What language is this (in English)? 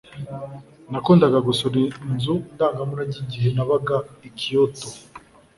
Kinyarwanda